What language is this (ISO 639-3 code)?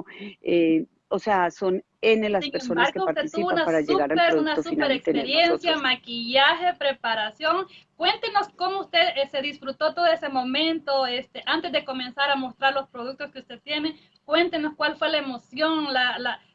spa